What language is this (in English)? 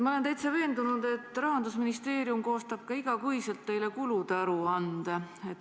Estonian